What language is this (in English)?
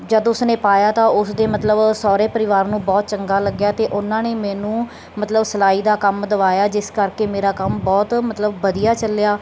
Punjabi